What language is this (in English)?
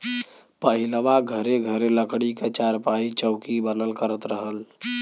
Bhojpuri